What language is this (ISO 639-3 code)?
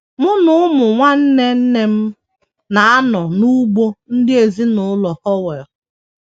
ibo